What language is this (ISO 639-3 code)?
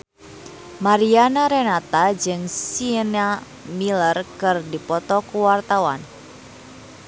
sun